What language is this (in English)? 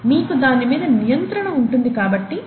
Telugu